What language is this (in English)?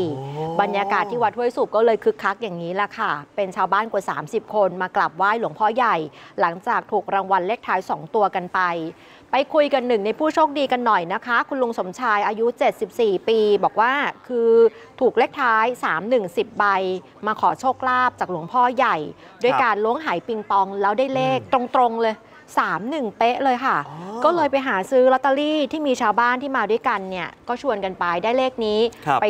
Thai